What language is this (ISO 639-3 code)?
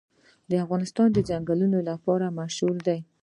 pus